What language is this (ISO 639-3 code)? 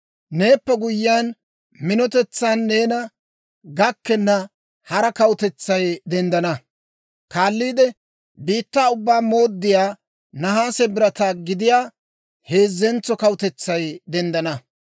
dwr